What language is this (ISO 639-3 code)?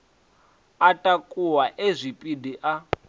ven